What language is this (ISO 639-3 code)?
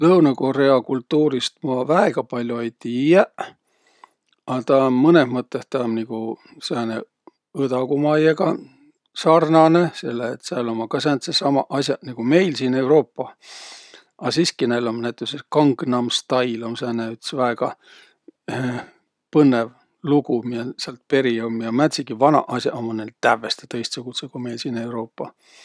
vro